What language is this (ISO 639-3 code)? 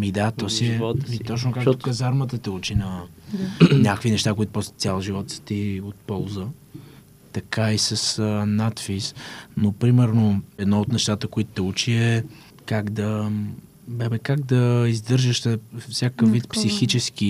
bul